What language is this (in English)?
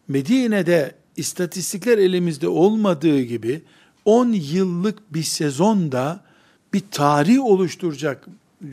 Turkish